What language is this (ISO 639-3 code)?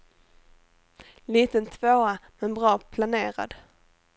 swe